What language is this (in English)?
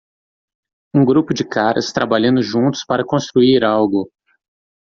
Portuguese